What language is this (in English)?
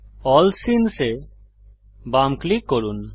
Bangla